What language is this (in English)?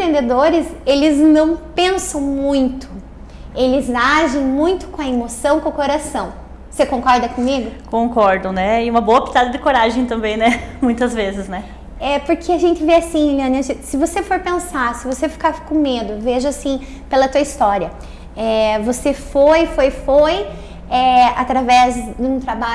Portuguese